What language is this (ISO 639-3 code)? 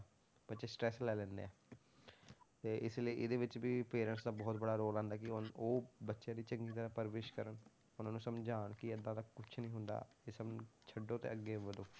pan